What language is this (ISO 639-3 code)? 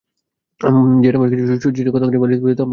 ben